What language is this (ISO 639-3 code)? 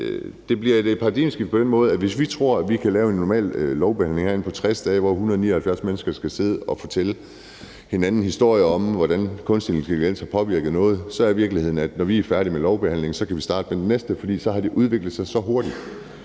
dan